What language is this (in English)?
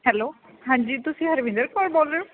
Punjabi